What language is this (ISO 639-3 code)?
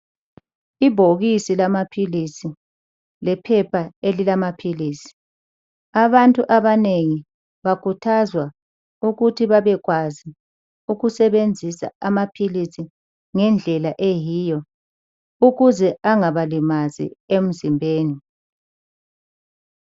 nde